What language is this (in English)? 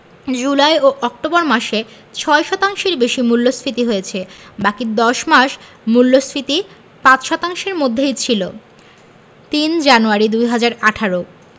Bangla